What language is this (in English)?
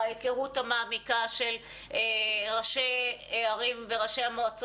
Hebrew